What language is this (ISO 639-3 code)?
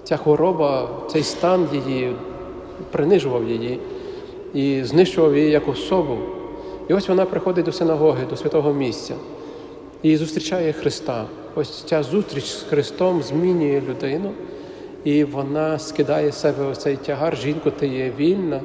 ukr